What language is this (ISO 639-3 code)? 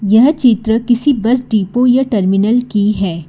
hin